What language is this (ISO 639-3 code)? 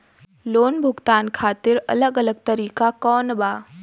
bho